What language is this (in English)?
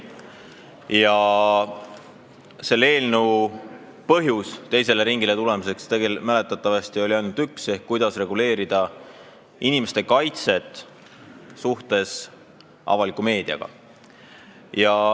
Estonian